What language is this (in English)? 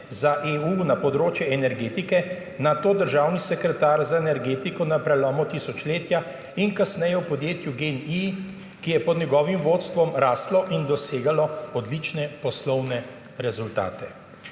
Slovenian